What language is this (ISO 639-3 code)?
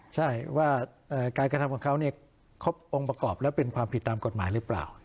tha